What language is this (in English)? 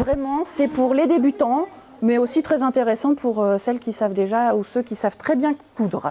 French